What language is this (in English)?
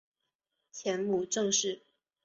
Chinese